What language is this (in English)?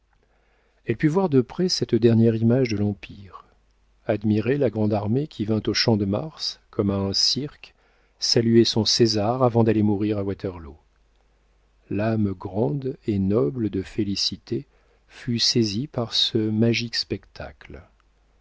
French